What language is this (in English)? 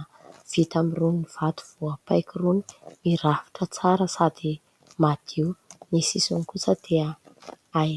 Malagasy